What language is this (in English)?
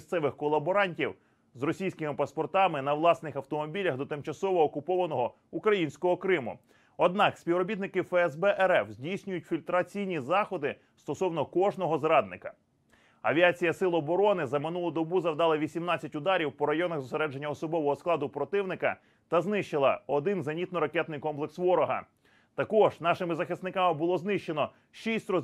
Ukrainian